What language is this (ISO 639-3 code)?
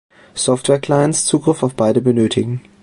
deu